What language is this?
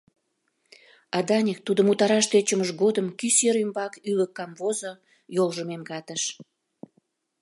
Mari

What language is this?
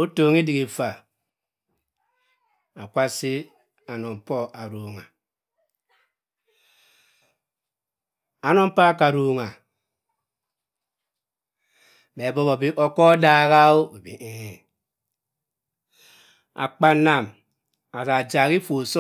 Cross River Mbembe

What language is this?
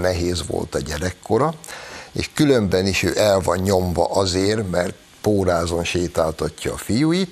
Hungarian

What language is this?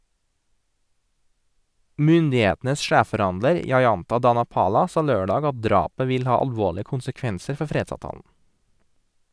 Norwegian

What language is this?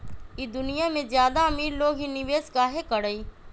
Magahi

